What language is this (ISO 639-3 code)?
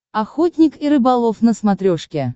rus